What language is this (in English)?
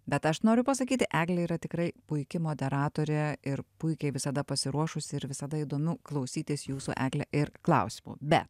Lithuanian